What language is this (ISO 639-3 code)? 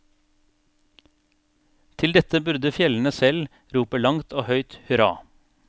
nor